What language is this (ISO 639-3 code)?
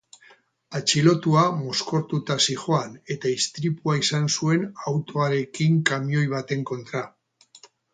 eus